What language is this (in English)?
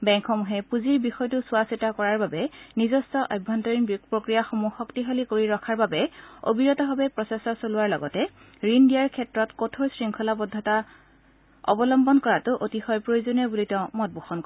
Assamese